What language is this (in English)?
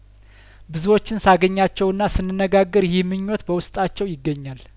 Amharic